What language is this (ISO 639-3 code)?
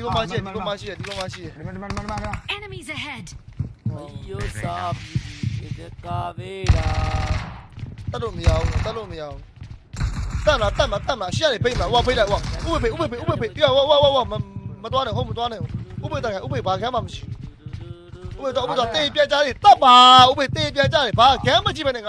tha